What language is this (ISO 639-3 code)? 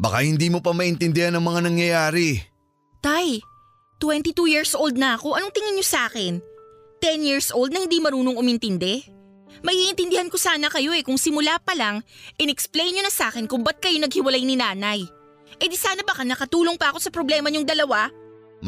fil